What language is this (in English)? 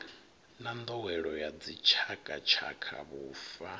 Venda